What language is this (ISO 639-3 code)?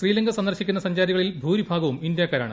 mal